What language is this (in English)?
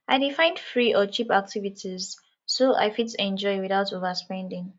Nigerian Pidgin